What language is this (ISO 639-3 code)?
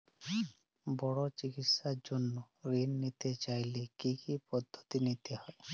ben